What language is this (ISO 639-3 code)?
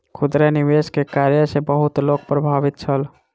mai